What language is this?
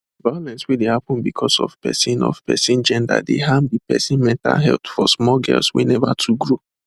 Nigerian Pidgin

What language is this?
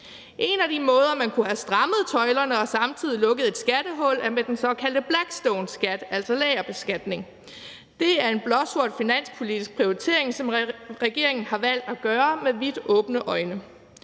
Danish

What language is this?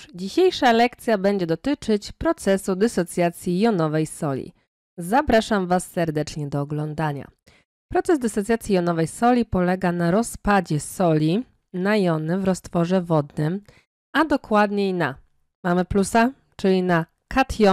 Polish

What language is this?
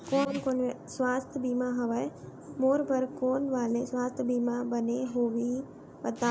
Chhattisgarhi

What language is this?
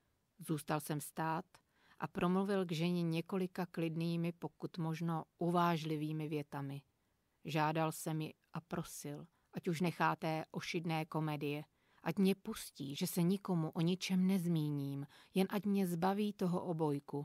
Czech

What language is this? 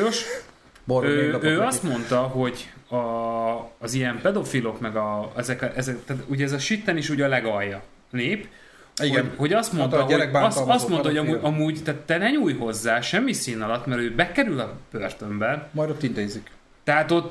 Hungarian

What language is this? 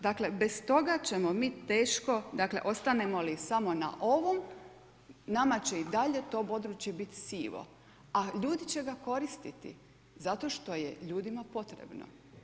Croatian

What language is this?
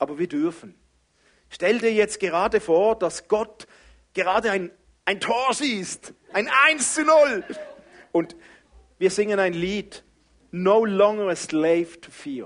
German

